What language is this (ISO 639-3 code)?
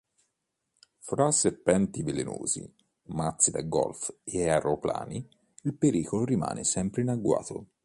ita